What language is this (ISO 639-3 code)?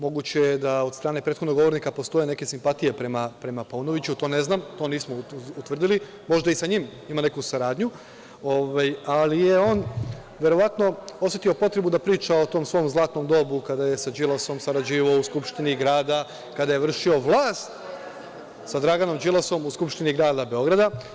srp